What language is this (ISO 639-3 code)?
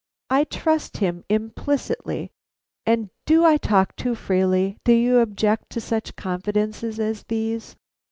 eng